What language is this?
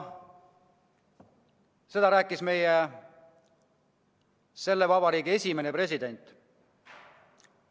Estonian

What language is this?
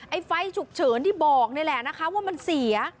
Thai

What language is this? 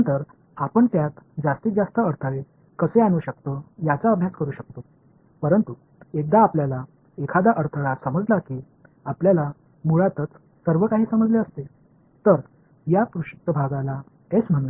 Marathi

